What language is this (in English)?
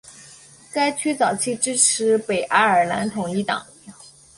Chinese